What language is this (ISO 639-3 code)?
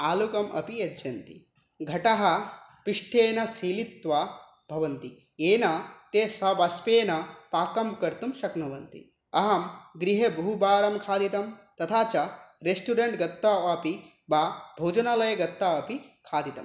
san